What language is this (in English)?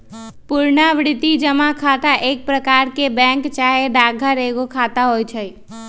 Magahi